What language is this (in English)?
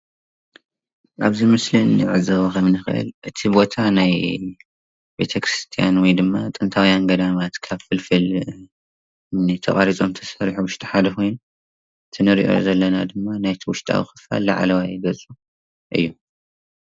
Tigrinya